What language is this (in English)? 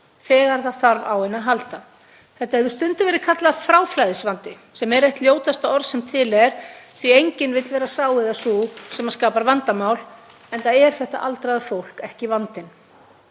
Icelandic